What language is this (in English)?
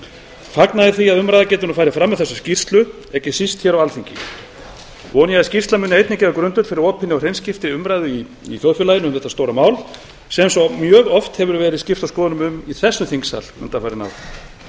Icelandic